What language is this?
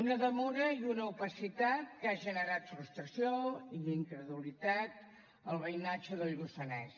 Catalan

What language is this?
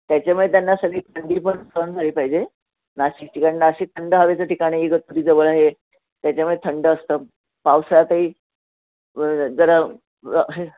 Marathi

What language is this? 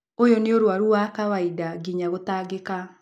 Kikuyu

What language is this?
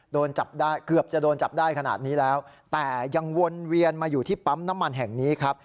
Thai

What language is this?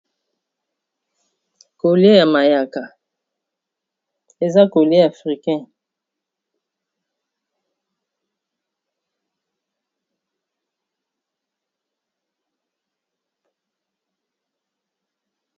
Lingala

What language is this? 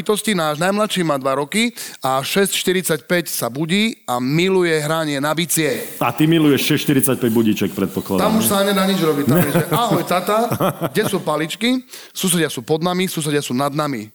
Slovak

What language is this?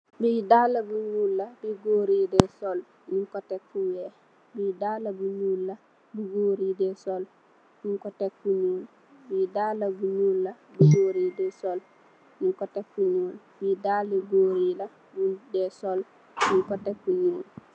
Wolof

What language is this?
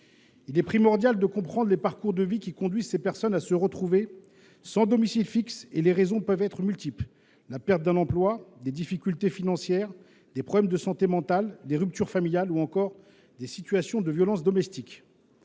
French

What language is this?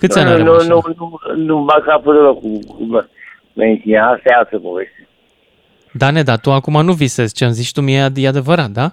Romanian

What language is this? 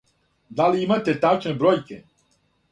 Serbian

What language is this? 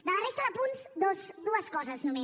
Catalan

